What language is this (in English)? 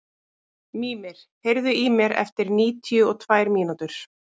Icelandic